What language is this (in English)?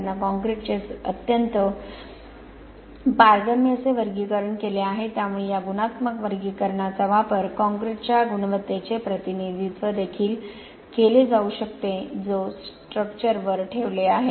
Marathi